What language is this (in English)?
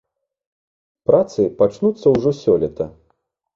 Belarusian